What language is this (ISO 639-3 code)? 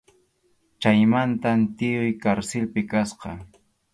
qxu